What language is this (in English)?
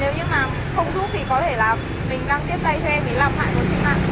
Vietnamese